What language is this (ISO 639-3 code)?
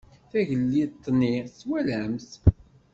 kab